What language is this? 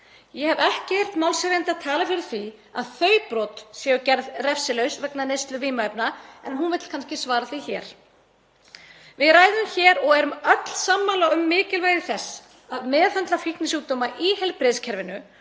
Icelandic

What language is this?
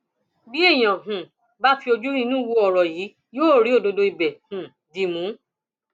Yoruba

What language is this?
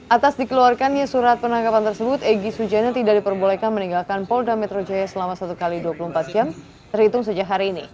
Indonesian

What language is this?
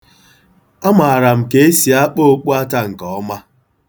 Igbo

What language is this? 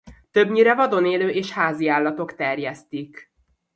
Hungarian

